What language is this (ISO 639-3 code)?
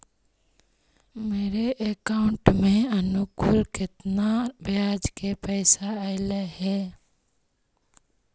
mag